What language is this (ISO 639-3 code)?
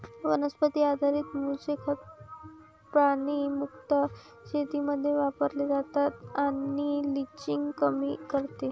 mar